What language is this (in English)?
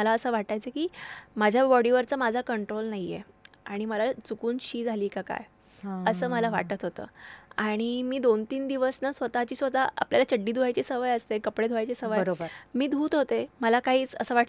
Marathi